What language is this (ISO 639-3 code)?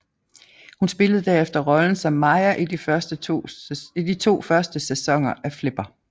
dan